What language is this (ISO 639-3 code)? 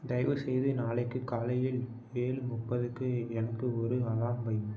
tam